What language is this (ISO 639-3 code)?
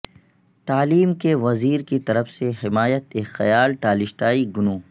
urd